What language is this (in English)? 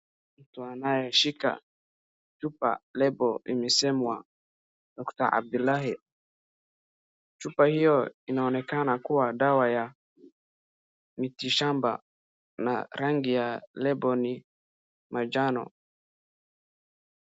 Swahili